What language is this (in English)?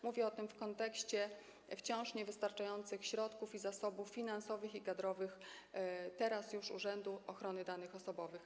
Polish